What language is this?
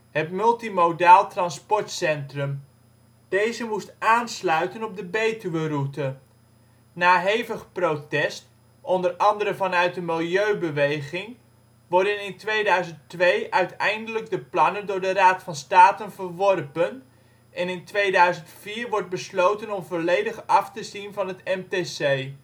Dutch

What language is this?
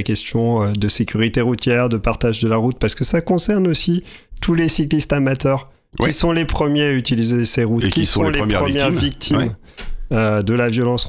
French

